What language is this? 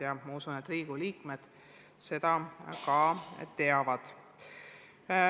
Estonian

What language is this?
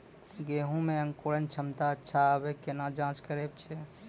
Maithili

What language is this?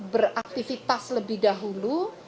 Indonesian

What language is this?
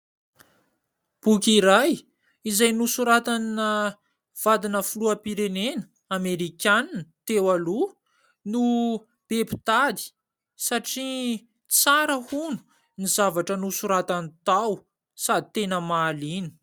Malagasy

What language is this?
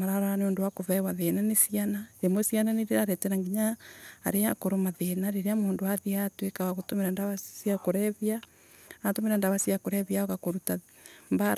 Embu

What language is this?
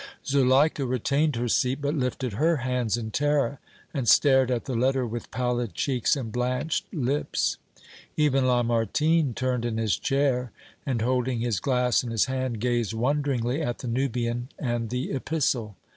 English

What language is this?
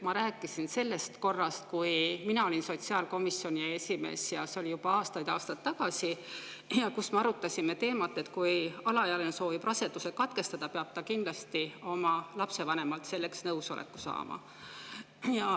Estonian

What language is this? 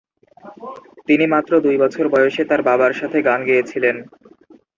Bangla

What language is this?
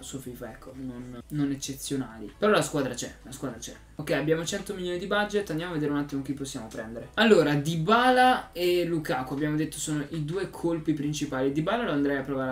Italian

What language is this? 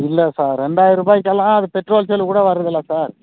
Tamil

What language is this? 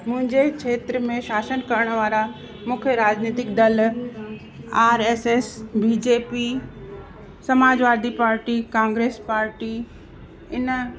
Sindhi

